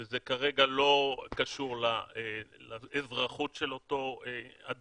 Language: Hebrew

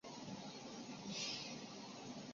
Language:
Chinese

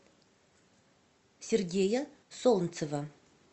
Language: Russian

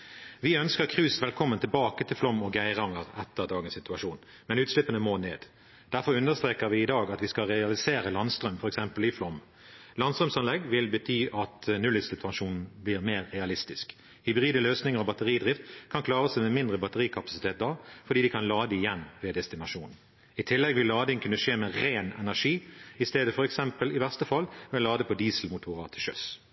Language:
Norwegian Bokmål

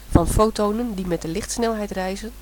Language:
Dutch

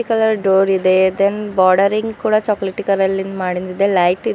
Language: Kannada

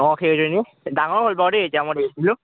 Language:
Assamese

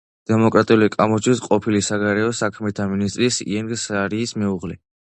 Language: Georgian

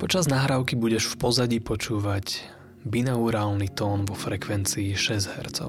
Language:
Slovak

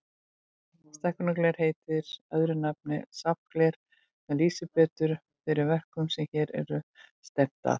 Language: Icelandic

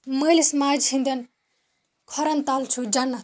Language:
Kashmiri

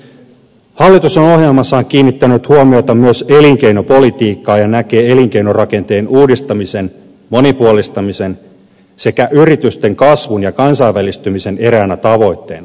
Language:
Finnish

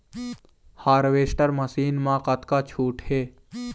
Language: Chhattisgarhi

